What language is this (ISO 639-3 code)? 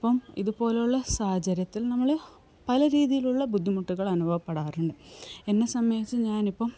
mal